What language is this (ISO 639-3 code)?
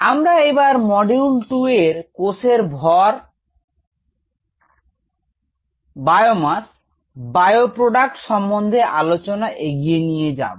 ben